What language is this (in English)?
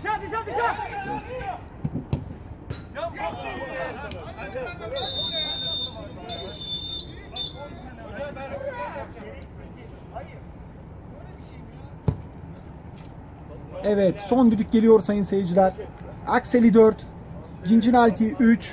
Turkish